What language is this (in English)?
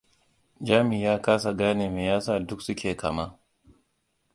Hausa